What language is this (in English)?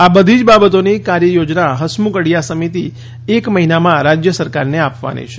Gujarati